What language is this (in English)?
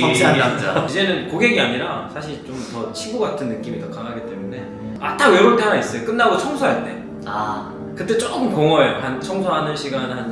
Korean